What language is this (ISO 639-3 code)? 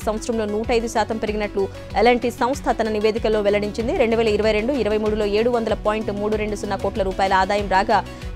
tel